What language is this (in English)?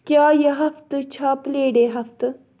Kashmiri